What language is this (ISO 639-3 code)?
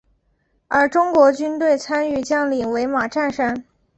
zho